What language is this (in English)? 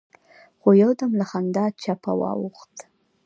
Pashto